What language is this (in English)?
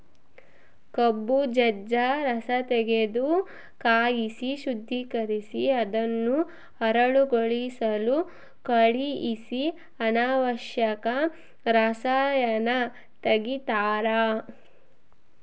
Kannada